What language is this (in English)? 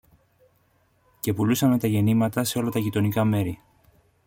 Greek